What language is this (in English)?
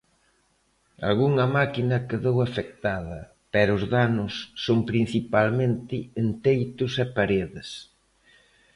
Galician